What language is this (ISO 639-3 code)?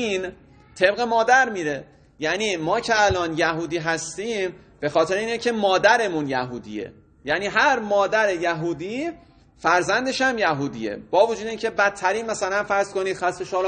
fas